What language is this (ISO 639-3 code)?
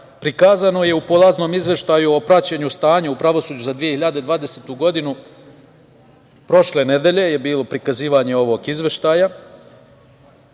srp